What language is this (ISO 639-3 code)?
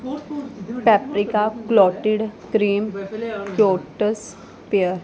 pan